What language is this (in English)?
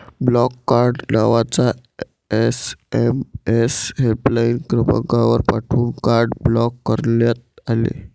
Marathi